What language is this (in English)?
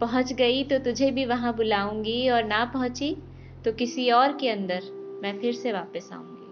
Hindi